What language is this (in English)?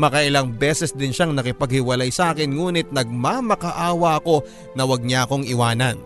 Filipino